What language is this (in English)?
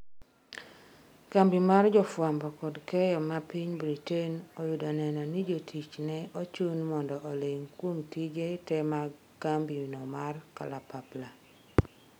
Luo (Kenya and Tanzania)